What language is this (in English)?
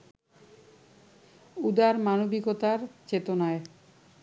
Bangla